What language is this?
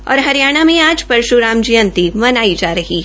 Hindi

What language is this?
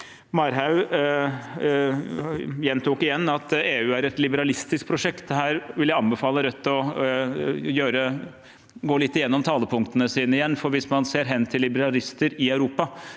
Norwegian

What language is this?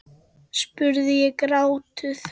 Icelandic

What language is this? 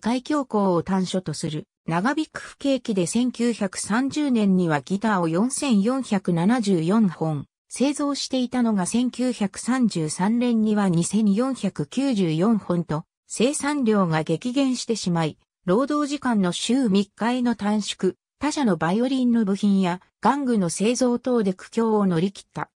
Japanese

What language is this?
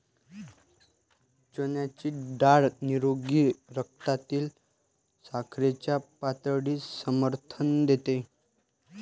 Marathi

